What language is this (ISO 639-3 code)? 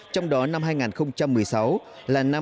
vie